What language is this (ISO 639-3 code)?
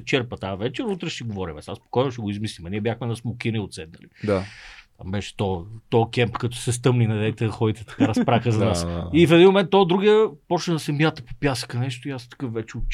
bul